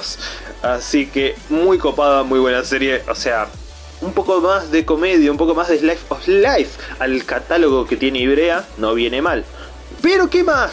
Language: Spanish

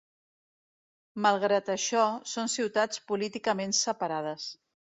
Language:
Catalan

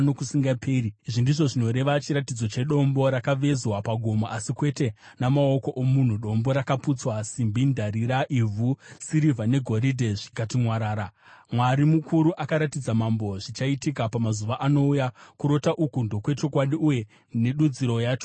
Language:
Shona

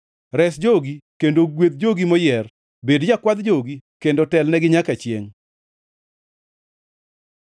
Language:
Luo (Kenya and Tanzania)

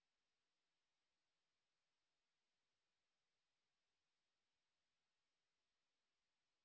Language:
Bangla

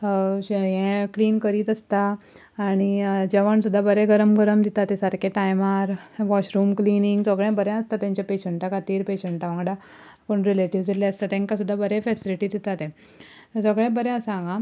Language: Konkani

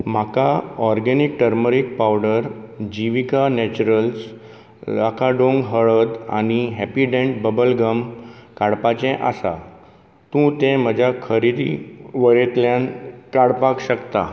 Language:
Konkani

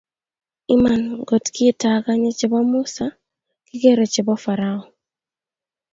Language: Kalenjin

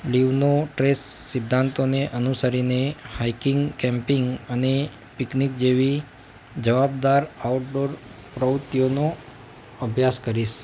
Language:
Gujarati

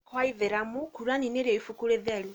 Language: Kikuyu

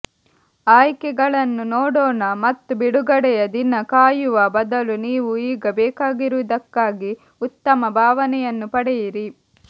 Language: Kannada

